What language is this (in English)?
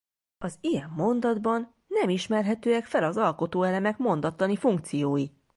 Hungarian